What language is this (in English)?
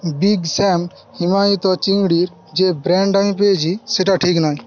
Bangla